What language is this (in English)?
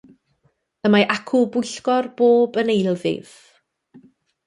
Welsh